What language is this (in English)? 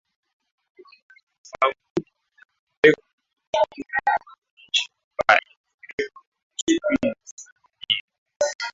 Swahili